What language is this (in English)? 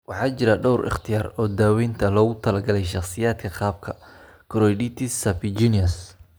Somali